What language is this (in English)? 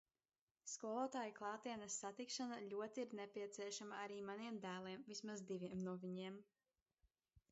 Latvian